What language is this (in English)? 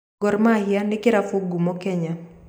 Kikuyu